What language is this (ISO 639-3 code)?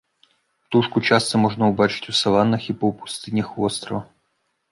bel